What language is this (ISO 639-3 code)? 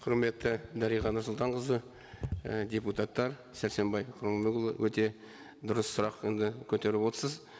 kaz